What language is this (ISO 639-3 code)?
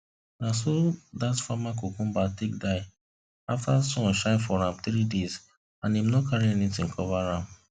pcm